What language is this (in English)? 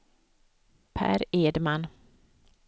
Swedish